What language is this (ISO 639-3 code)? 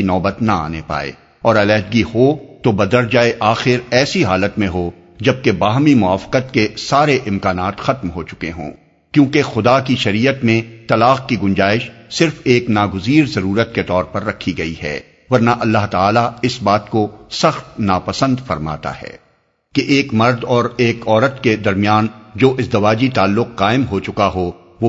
urd